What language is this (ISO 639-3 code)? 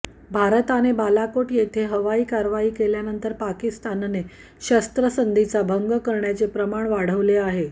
mar